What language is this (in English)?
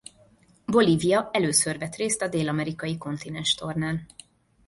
Hungarian